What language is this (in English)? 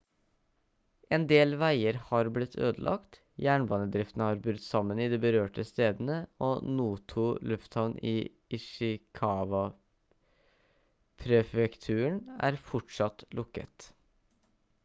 Norwegian Bokmål